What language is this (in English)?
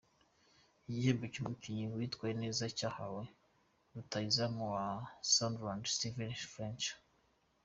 Kinyarwanda